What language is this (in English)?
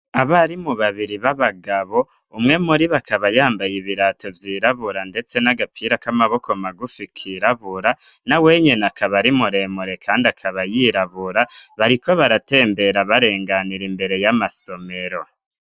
Rundi